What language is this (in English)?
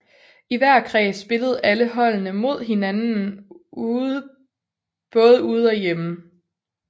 Danish